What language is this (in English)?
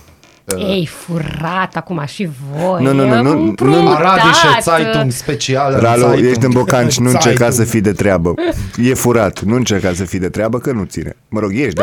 Romanian